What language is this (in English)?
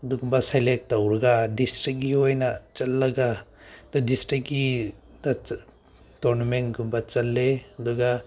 Manipuri